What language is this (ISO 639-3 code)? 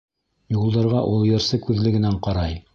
bak